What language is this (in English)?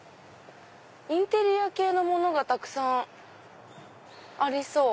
Japanese